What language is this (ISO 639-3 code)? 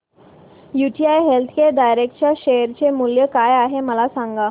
mar